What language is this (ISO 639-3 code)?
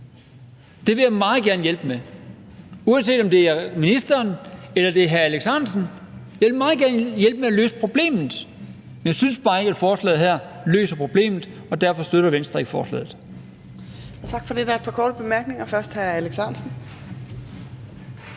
dan